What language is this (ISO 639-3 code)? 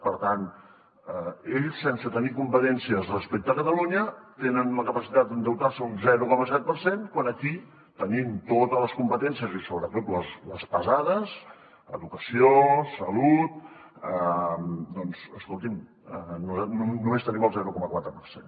cat